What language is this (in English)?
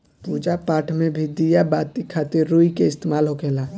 Bhojpuri